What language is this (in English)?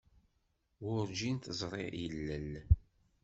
Kabyle